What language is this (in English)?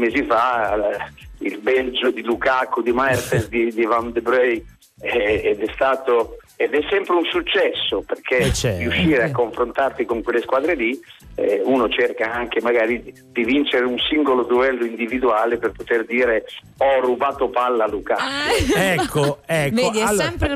Italian